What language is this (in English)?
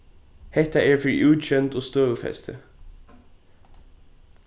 Faroese